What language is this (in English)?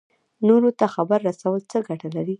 Pashto